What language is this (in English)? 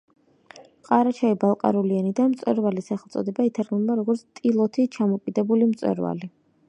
Georgian